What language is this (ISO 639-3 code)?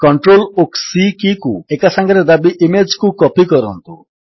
ori